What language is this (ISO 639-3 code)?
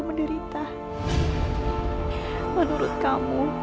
ind